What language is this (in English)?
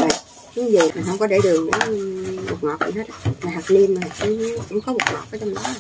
Vietnamese